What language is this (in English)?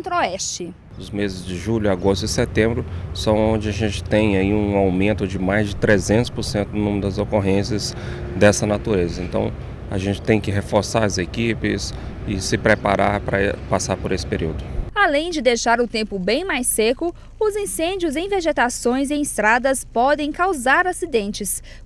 Portuguese